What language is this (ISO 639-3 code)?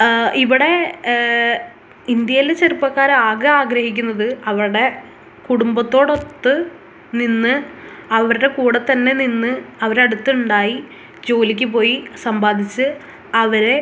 mal